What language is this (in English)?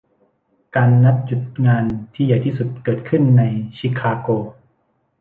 Thai